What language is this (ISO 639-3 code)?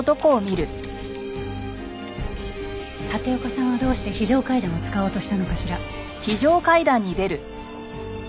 jpn